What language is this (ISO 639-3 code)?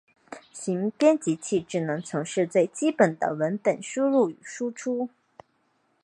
zho